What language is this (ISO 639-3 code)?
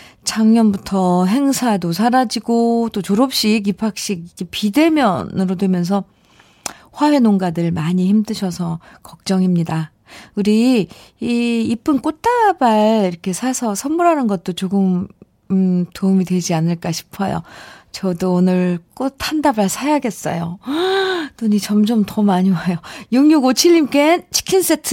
kor